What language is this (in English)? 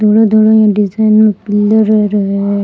Rajasthani